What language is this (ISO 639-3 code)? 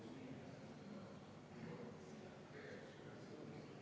est